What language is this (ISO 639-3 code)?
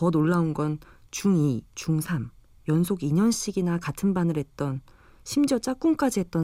kor